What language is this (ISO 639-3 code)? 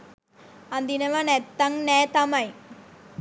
sin